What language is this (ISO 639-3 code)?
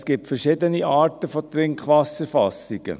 gsw